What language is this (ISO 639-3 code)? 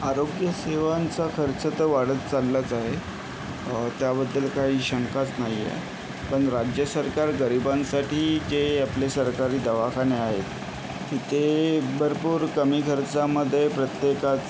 mar